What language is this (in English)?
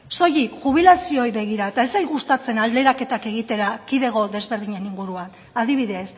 Basque